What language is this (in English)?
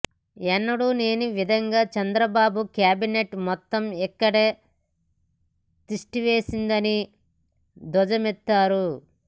Telugu